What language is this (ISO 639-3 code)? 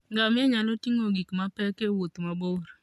luo